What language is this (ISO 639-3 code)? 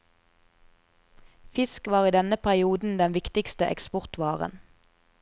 nor